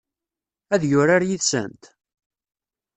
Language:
Kabyle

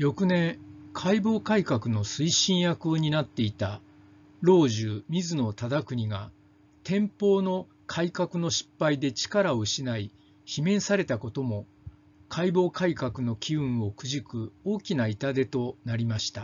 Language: Japanese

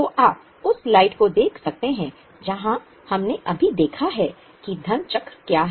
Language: Hindi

